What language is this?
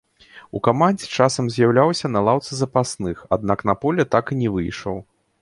Belarusian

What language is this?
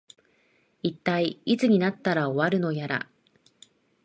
Japanese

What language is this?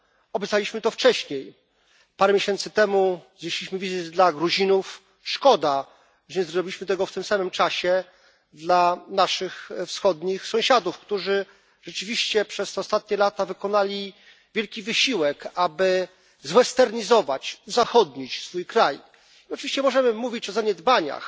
Polish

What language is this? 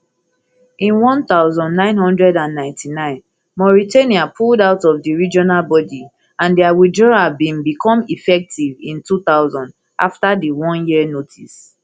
Nigerian Pidgin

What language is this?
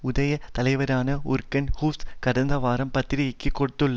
Tamil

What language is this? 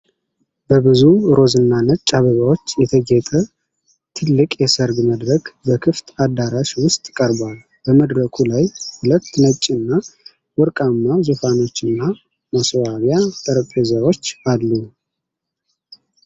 Amharic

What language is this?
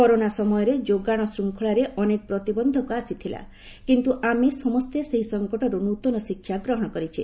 Odia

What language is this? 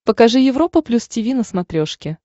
Russian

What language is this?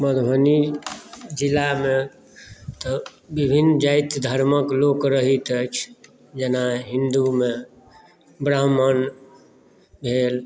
Maithili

